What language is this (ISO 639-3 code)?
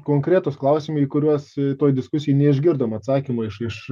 lit